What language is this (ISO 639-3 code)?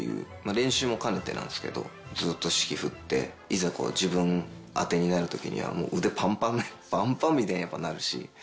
jpn